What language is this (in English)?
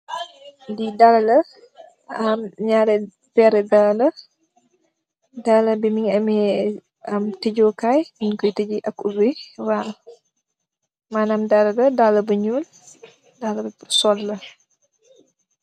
Wolof